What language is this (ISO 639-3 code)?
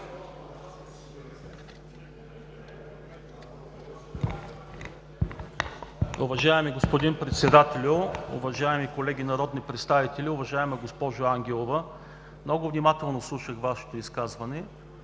bul